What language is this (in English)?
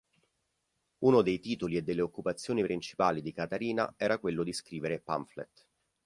Italian